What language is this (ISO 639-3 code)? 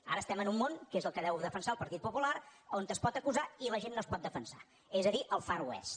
cat